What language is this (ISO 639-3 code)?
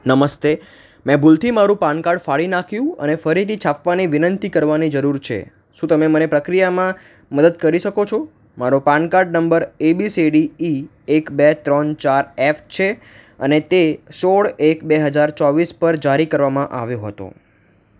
guj